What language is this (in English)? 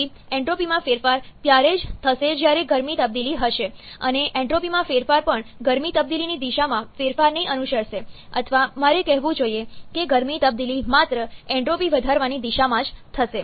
Gujarati